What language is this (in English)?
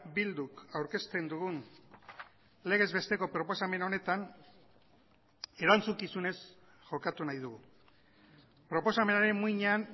Basque